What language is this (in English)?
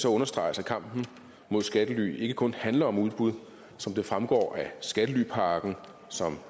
Danish